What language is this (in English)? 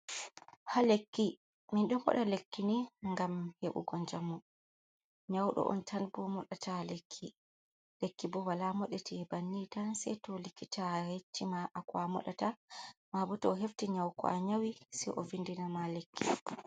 Fula